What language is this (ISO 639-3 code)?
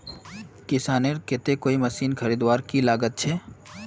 mag